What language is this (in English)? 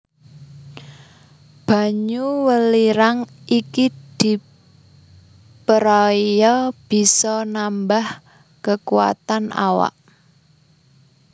Javanese